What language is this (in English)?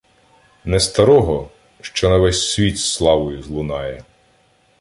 Ukrainian